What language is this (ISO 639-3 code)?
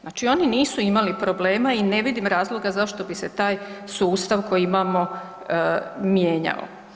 hrv